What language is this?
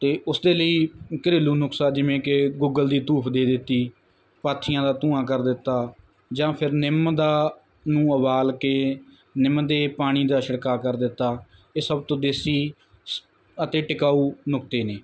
Punjabi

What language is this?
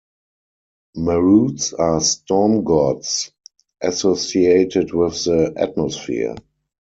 English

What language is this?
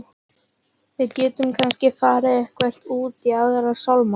Icelandic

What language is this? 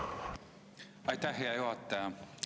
Estonian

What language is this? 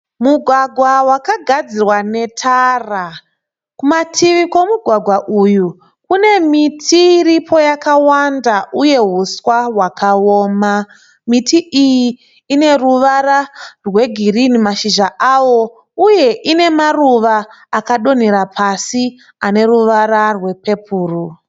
Shona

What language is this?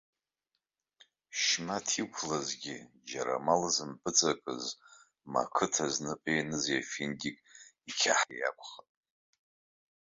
Abkhazian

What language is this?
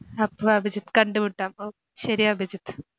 Malayalam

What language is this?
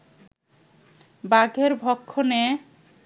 Bangla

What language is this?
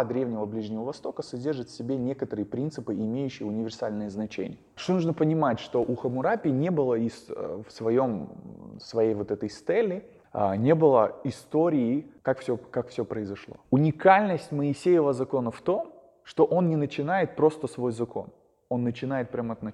Russian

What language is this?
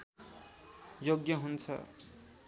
Nepali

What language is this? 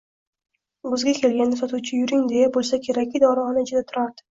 Uzbek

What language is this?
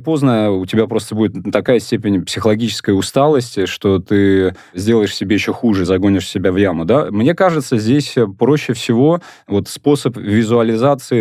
Russian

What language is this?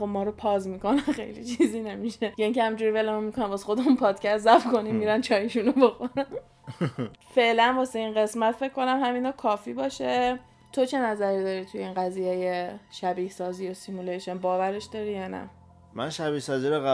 Persian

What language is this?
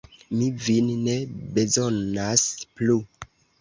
Esperanto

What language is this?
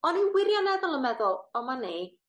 Welsh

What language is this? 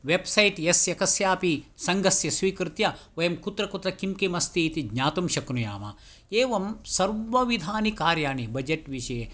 Sanskrit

